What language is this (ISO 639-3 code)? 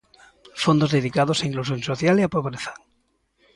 glg